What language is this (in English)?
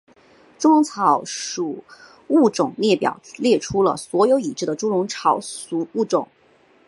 Chinese